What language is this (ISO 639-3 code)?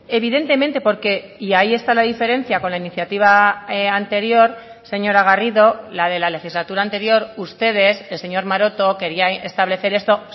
spa